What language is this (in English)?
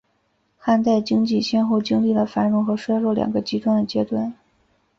Chinese